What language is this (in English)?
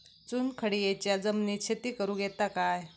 Marathi